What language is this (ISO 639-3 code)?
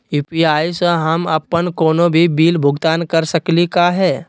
mag